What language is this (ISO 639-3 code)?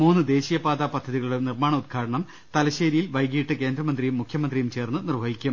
mal